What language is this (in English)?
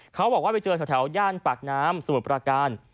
Thai